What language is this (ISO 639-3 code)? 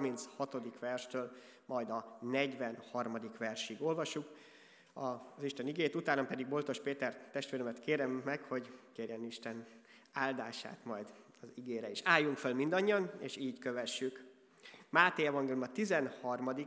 hun